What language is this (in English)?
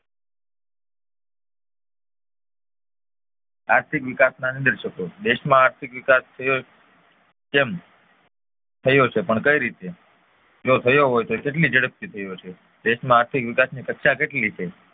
Gujarati